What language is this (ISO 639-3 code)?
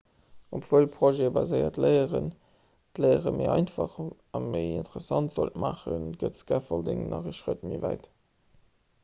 ltz